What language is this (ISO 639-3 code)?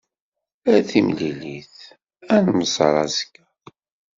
kab